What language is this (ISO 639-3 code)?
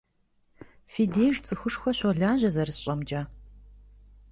kbd